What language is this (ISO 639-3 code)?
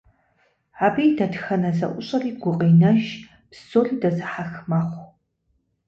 kbd